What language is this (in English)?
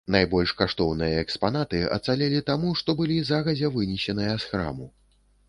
Belarusian